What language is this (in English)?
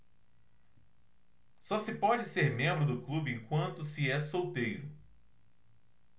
Portuguese